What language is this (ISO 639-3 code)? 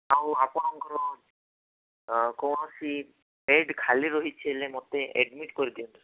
ori